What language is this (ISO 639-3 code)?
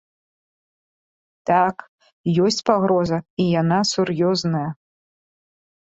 bel